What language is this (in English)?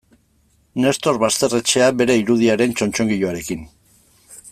Basque